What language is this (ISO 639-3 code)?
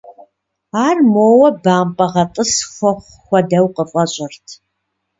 kbd